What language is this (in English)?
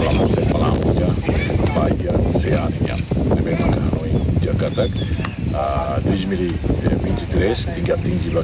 French